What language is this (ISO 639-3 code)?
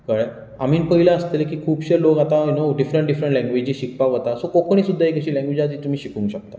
kok